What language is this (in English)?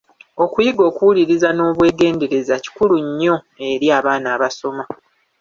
Ganda